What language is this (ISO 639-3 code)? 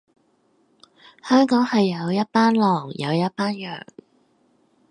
yue